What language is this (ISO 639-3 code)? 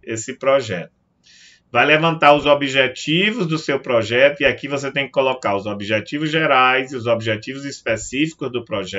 por